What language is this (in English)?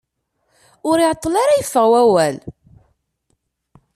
Kabyle